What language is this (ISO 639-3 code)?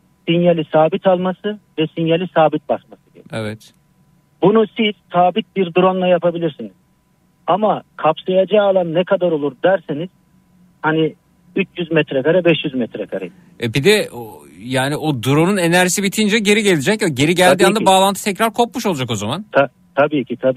tur